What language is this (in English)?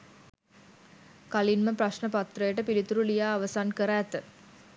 Sinhala